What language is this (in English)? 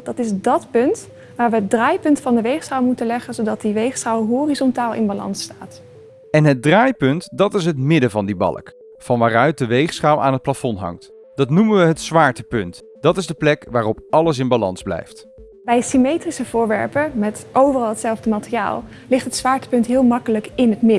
Dutch